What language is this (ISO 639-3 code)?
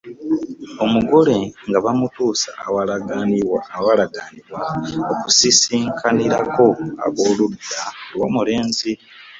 lug